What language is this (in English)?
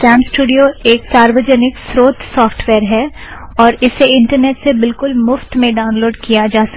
Hindi